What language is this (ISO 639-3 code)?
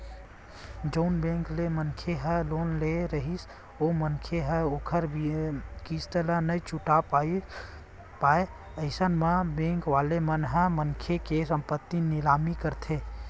hne